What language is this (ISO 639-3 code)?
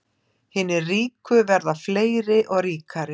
isl